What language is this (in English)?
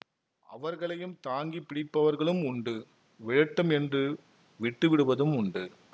Tamil